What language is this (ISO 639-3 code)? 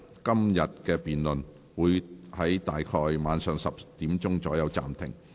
yue